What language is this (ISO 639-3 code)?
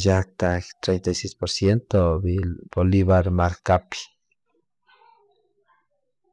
qug